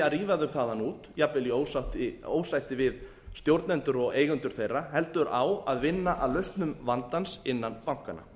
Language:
Icelandic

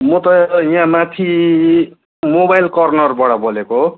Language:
Nepali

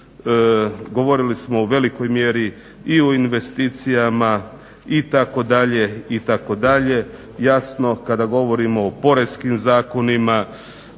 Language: Croatian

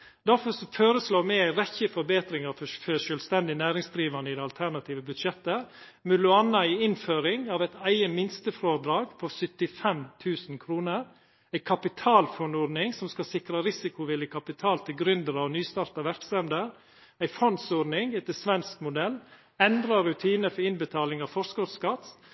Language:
Norwegian Nynorsk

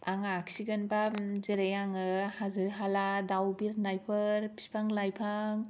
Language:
Bodo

